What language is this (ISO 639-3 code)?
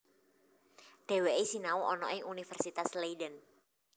jav